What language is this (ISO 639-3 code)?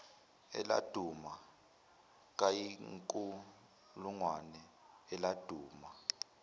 zul